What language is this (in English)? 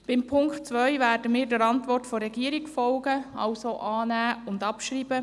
Swiss German